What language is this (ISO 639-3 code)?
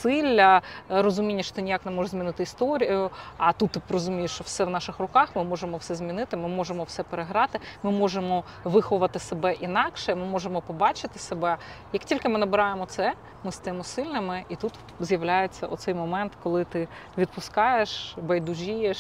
ukr